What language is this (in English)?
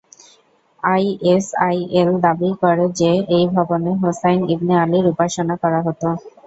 Bangla